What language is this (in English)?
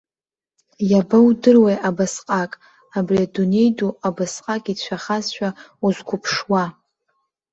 Abkhazian